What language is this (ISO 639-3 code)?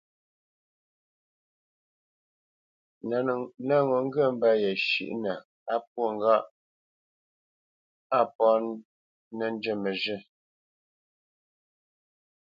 bce